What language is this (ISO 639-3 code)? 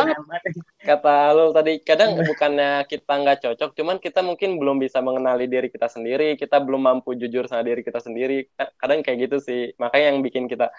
ind